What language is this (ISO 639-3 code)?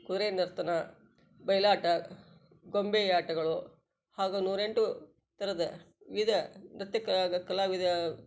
kan